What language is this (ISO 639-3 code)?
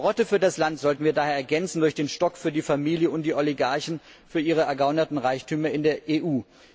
deu